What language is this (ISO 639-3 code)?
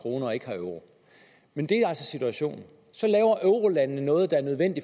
dan